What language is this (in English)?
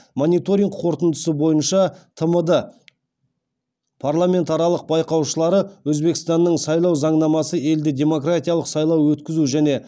Kazakh